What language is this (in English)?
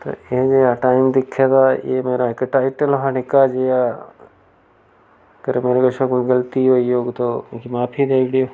Dogri